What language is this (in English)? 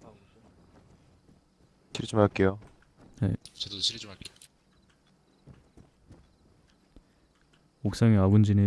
Korean